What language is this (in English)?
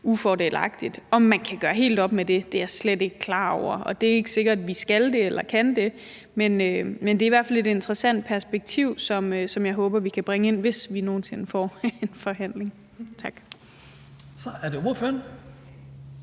Danish